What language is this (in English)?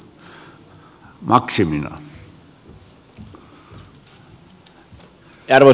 Finnish